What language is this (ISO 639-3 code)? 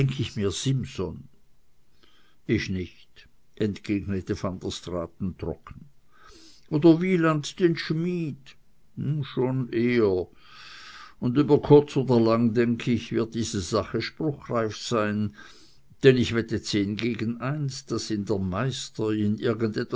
deu